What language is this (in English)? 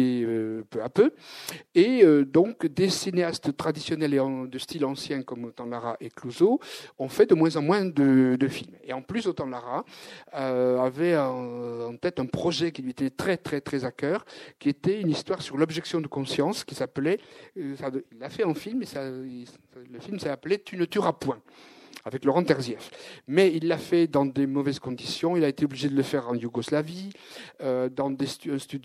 French